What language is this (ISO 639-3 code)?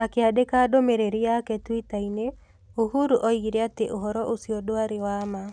kik